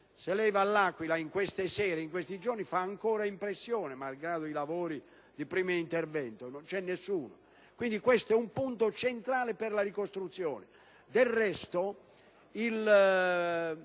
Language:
Italian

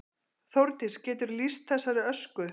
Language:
Icelandic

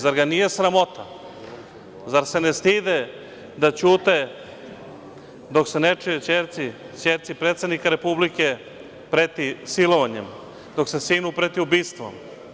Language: Serbian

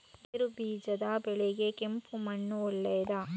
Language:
Kannada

